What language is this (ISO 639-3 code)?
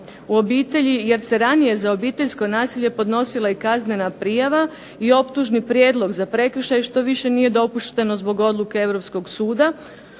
hrv